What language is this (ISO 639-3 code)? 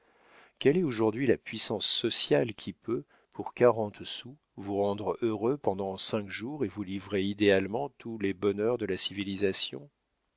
fra